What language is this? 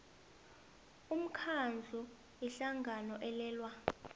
South Ndebele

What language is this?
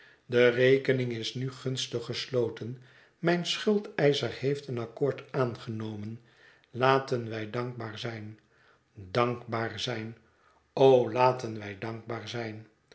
Dutch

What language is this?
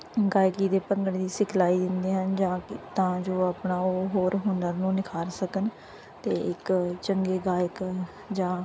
Punjabi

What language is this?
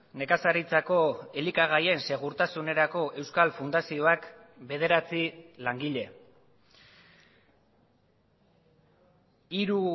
Basque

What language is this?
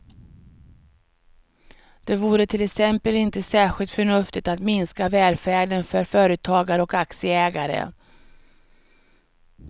Swedish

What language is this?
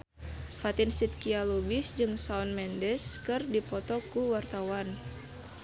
Sundanese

